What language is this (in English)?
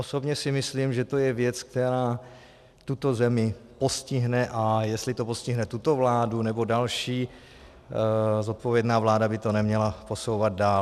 Czech